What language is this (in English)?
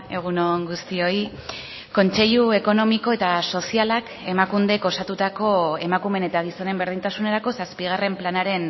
Basque